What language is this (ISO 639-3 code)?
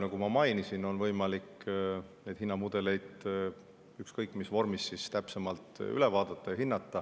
est